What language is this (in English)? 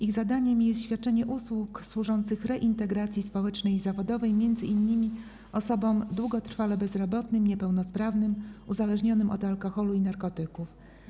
Polish